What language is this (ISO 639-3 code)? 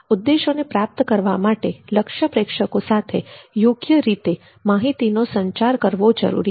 guj